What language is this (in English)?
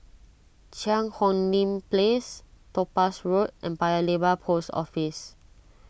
English